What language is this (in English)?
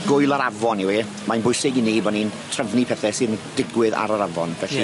Welsh